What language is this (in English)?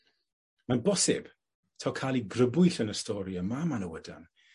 Welsh